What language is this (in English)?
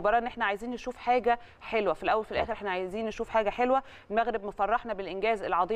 Arabic